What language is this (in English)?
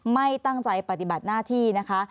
Thai